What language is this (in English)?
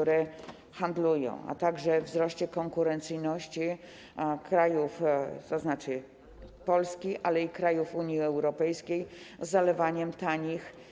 Polish